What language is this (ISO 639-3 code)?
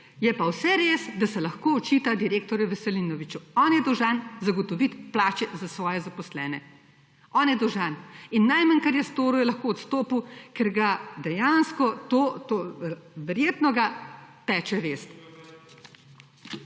slv